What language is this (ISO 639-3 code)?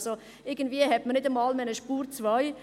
gsw